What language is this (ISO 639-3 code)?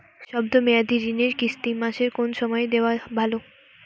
ben